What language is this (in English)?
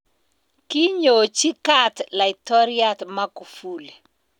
Kalenjin